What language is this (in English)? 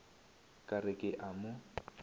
Northern Sotho